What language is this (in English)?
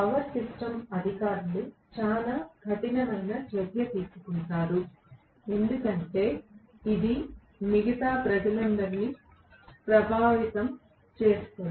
Telugu